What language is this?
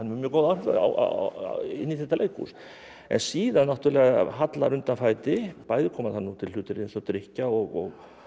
Icelandic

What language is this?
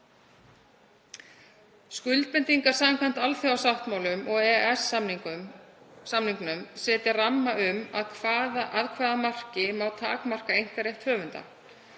Icelandic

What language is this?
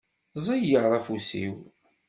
Kabyle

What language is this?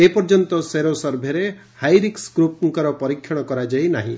Odia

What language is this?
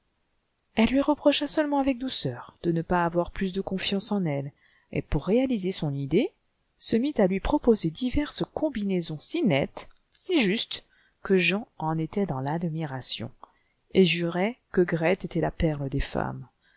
French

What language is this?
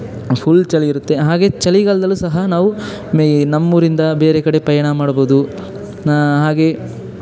Kannada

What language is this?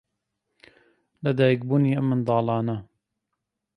Central Kurdish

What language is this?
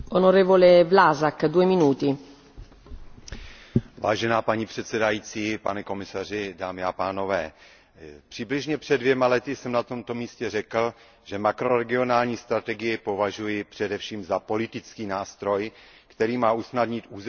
Czech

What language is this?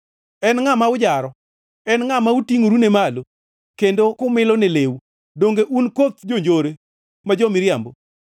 Luo (Kenya and Tanzania)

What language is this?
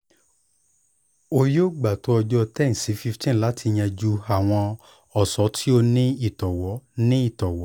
Yoruba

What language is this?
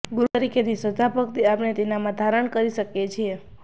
Gujarati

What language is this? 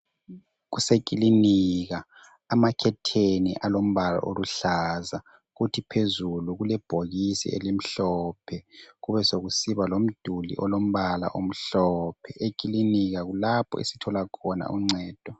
North Ndebele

